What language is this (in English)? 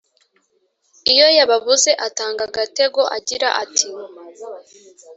Kinyarwanda